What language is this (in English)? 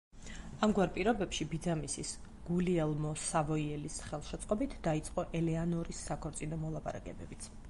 Georgian